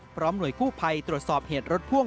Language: Thai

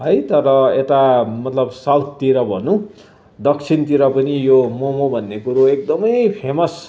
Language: Nepali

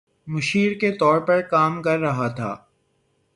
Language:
Urdu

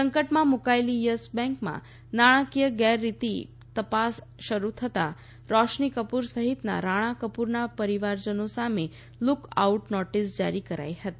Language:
Gujarati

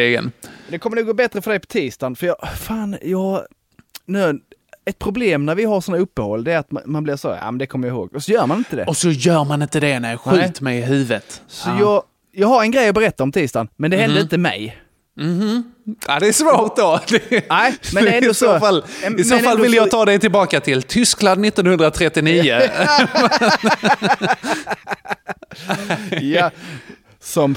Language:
Swedish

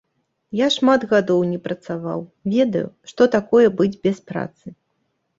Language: Belarusian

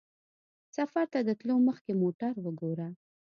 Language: Pashto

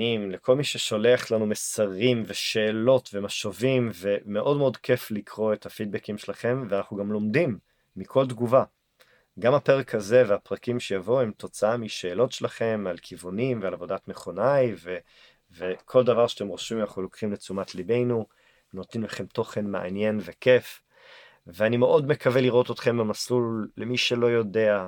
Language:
Hebrew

